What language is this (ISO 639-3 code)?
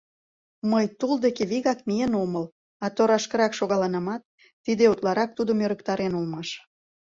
chm